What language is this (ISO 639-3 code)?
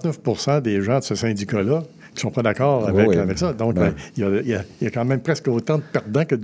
fra